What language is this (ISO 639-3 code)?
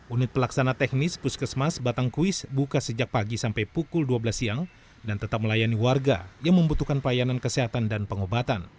ind